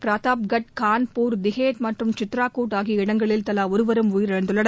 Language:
Tamil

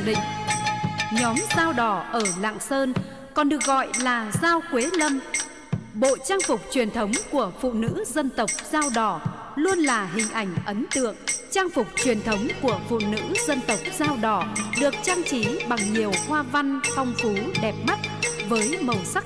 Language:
Vietnamese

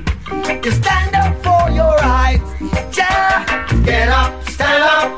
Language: Persian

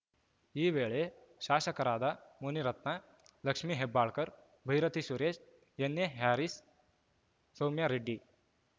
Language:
Kannada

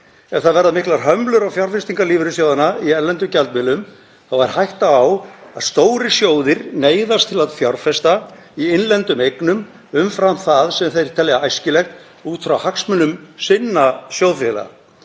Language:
Icelandic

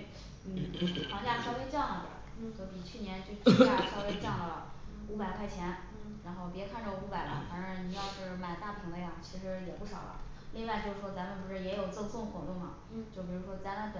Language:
Chinese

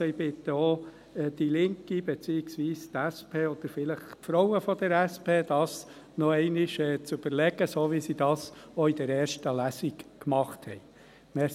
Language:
Swiss German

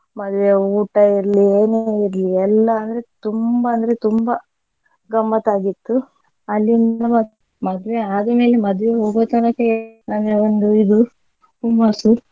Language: Kannada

